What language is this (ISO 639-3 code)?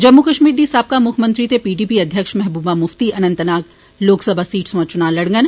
doi